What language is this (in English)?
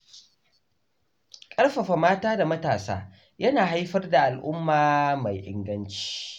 Hausa